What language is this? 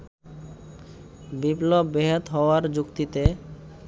Bangla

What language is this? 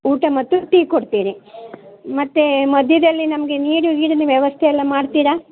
Kannada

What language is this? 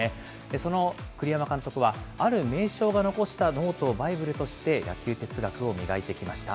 Japanese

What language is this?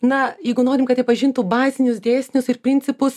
Lithuanian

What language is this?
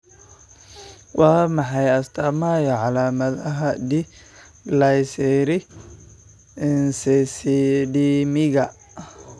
Somali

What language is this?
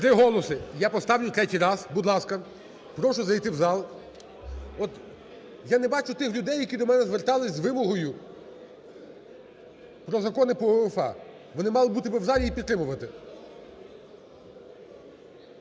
Ukrainian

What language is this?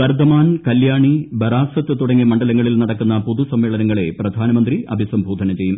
Malayalam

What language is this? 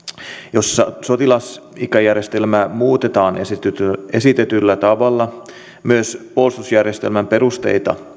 Finnish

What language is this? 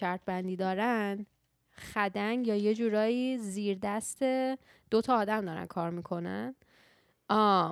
Persian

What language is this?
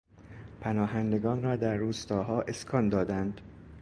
Persian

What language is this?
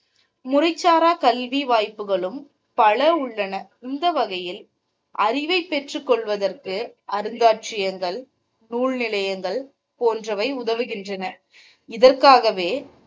Tamil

